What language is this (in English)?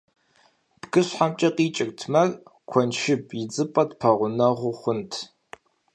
Kabardian